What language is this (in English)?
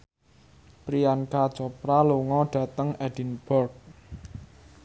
Javanese